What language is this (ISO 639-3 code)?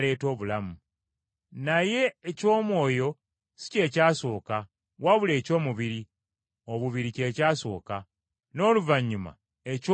lug